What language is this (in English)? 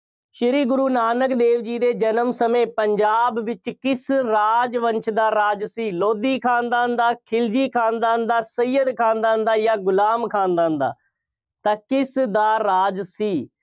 Punjabi